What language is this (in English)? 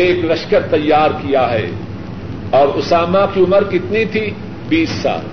Urdu